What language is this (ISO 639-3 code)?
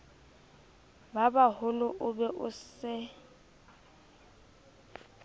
sot